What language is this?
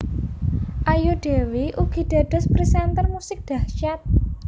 Javanese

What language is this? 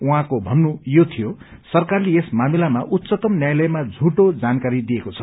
Nepali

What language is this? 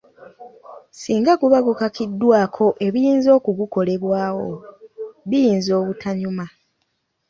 Ganda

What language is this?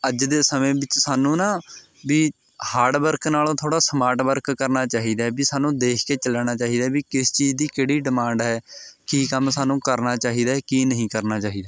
Punjabi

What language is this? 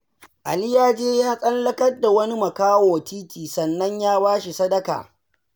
Hausa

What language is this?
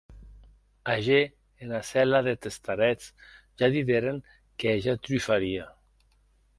Occitan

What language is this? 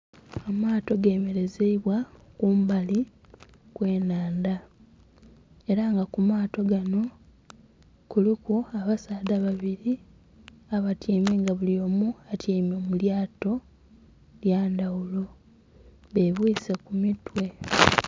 Soga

